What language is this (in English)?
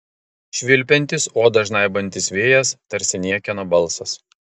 Lithuanian